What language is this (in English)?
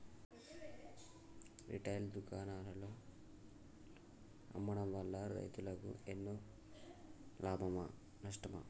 Telugu